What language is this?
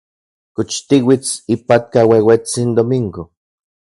Central Puebla Nahuatl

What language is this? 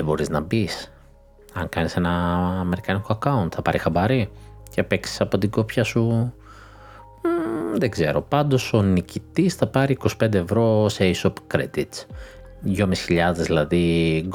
Greek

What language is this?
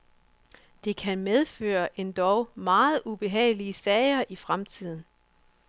Danish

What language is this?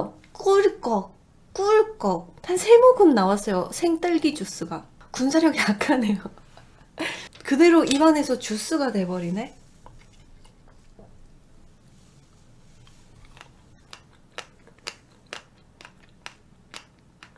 Korean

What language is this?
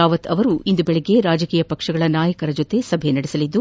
Kannada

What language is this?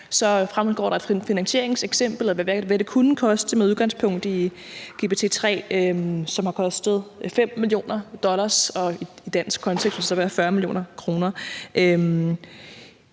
Danish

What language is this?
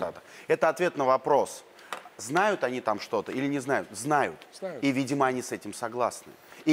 Russian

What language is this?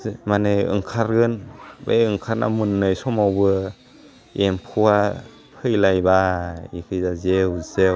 Bodo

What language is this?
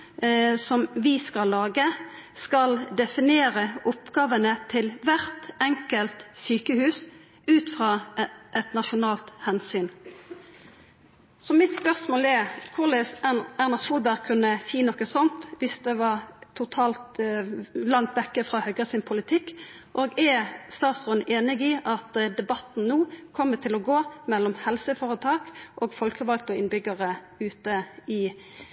Norwegian Nynorsk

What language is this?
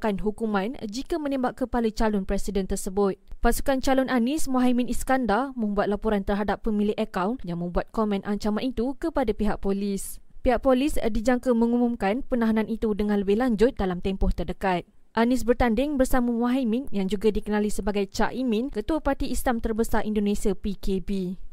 Malay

